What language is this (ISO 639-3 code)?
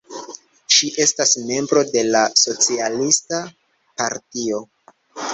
epo